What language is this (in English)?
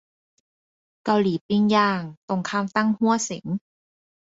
Thai